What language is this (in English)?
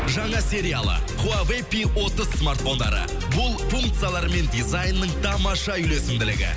Kazakh